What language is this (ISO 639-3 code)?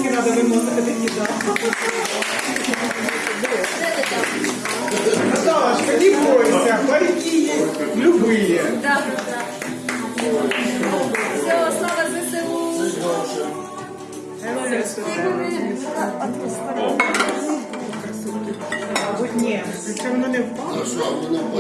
rus